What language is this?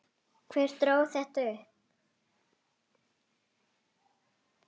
Icelandic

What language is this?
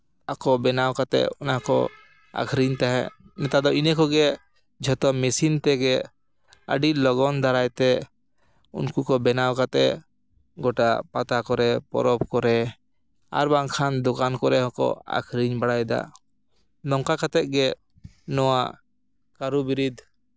Santali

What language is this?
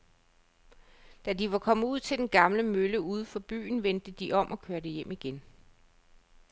Danish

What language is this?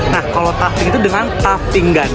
Indonesian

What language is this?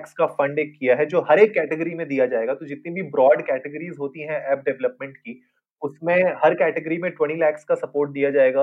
Hindi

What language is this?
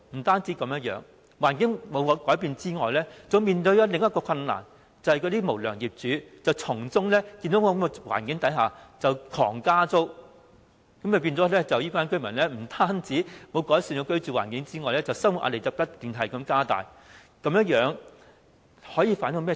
Cantonese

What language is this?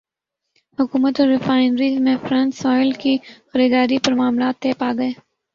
Urdu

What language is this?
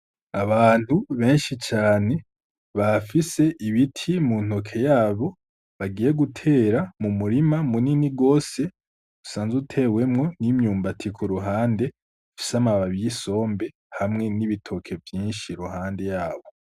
Rundi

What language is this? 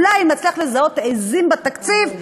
Hebrew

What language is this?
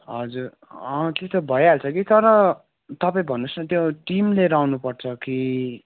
Nepali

